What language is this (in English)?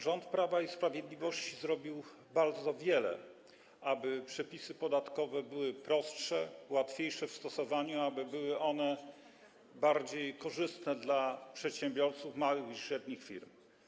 Polish